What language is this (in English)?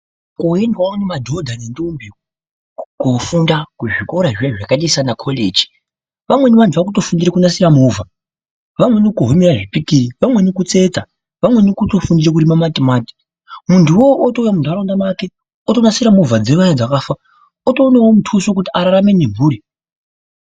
Ndau